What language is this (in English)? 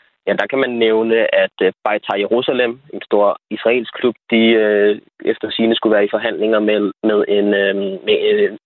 Danish